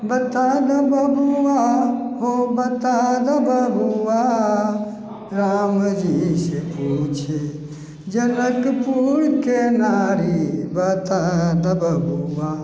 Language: Maithili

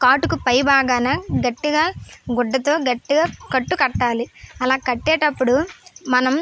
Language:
Telugu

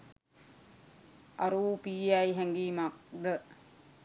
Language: Sinhala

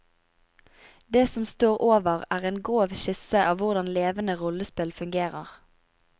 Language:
Norwegian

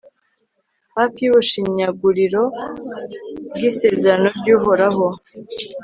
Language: Kinyarwanda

